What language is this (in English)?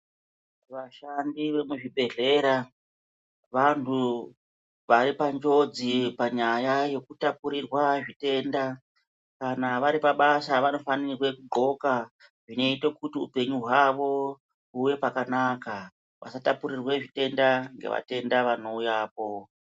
Ndau